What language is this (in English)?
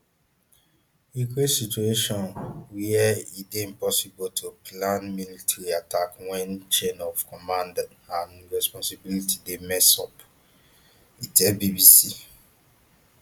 Nigerian Pidgin